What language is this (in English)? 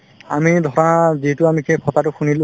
Assamese